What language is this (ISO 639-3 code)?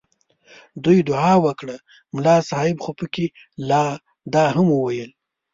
pus